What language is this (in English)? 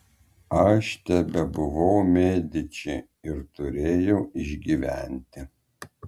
Lithuanian